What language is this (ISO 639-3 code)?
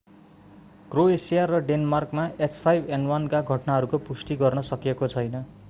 nep